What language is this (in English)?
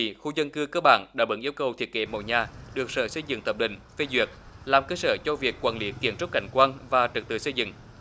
Vietnamese